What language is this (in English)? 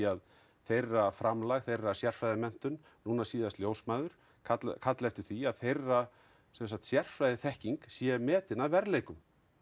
Icelandic